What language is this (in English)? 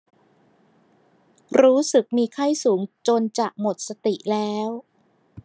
Thai